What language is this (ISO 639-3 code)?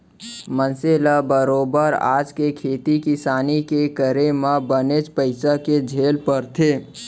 hne